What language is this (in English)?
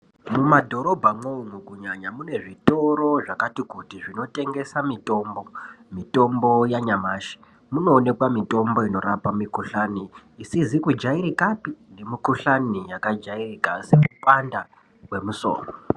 Ndau